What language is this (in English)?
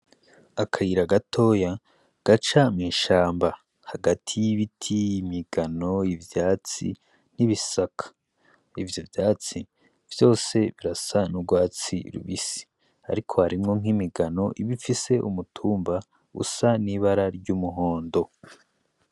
Rundi